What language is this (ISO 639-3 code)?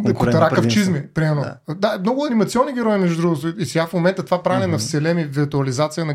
bul